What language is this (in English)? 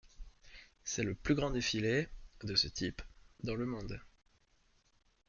French